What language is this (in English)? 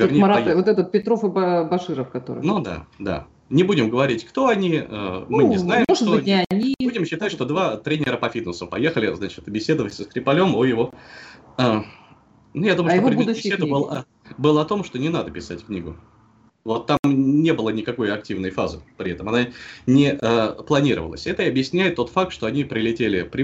Russian